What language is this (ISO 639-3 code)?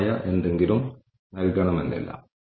mal